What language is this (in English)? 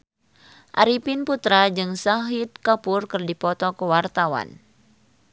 Sundanese